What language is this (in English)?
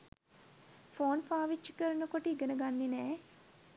Sinhala